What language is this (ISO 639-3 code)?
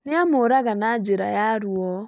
kik